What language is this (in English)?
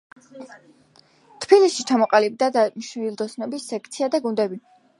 Georgian